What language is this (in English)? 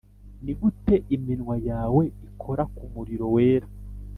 Kinyarwanda